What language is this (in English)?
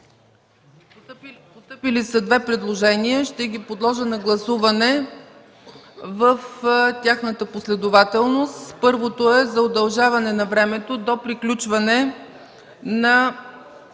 Bulgarian